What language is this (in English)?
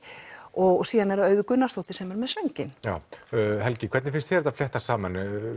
Icelandic